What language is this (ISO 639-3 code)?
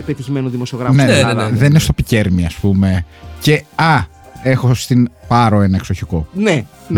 ell